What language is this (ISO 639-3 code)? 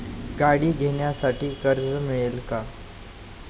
mar